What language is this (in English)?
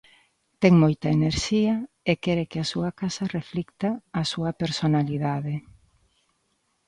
Galician